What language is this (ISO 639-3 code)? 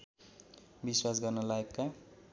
nep